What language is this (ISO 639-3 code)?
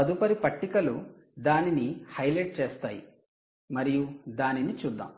tel